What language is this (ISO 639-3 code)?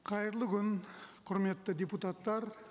kaz